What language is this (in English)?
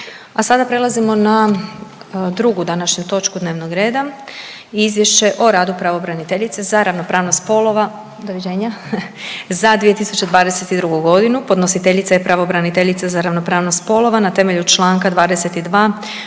Croatian